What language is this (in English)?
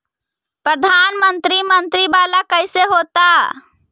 Magahi